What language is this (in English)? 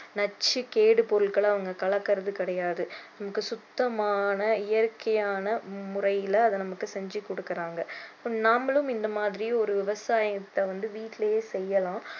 Tamil